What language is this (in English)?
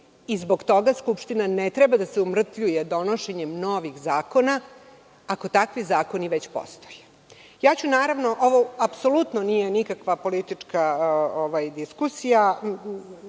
Serbian